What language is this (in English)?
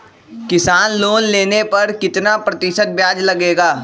Magahi